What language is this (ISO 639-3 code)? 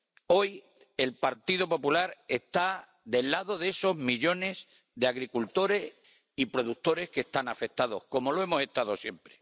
spa